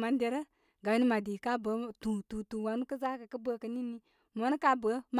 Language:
Koma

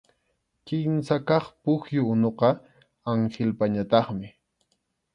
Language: Arequipa-La Unión Quechua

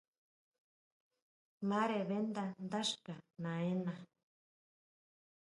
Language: Huautla Mazatec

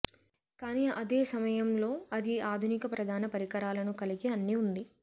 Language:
Telugu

